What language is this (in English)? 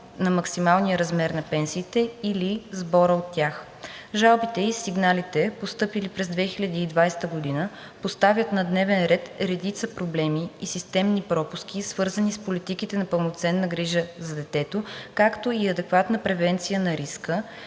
Bulgarian